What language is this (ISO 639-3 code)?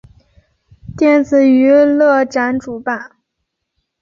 zho